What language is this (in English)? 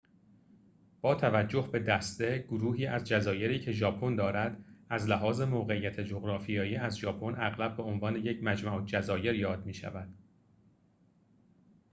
Persian